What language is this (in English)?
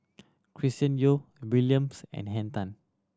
English